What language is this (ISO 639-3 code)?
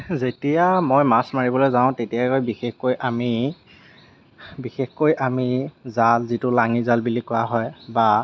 asm